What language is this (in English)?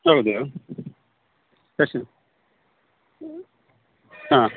Kannada